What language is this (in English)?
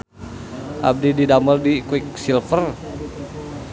Sundanese